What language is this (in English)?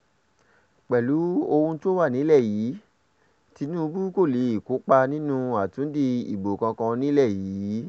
Yoruba